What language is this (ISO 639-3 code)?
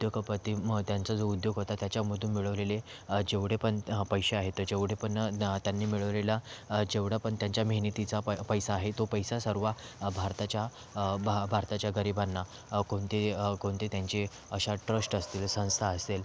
mar